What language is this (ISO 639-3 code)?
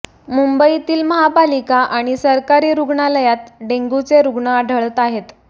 mar